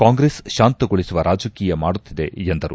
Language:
Kannada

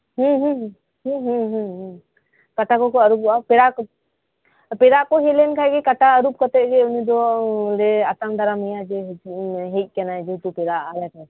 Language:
Santali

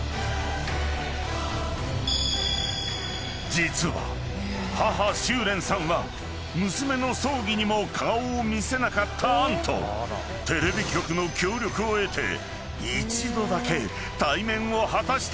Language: Japanese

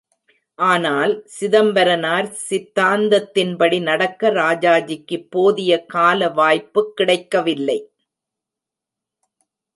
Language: Tamil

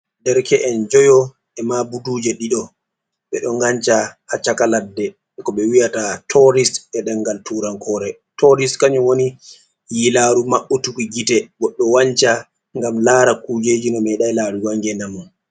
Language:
Fula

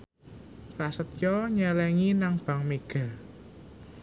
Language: Javanese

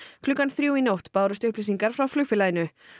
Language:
Icelandic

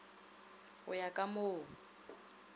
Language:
Northern Sotho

